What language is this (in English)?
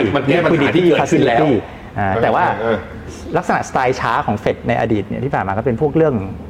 Thai